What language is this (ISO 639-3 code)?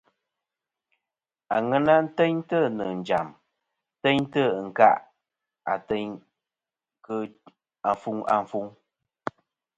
bkm